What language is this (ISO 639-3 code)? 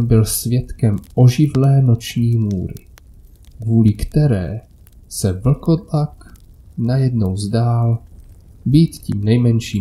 ces